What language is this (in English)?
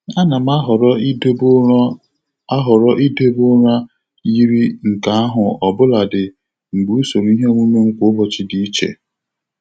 Igbo